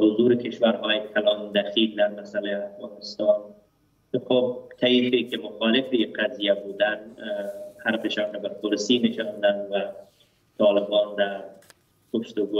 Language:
Persian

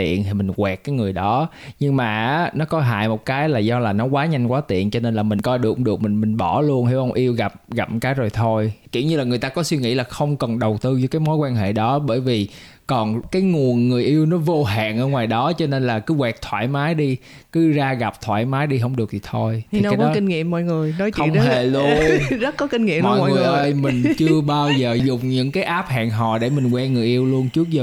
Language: Vietnamese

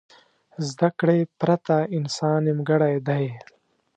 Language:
Pashto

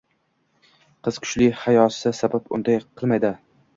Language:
Uzbek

